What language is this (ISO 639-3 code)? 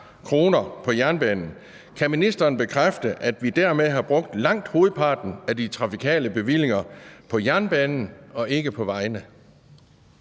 dan